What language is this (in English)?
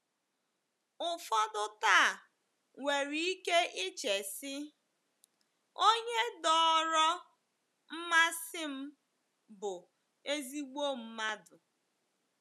Igbo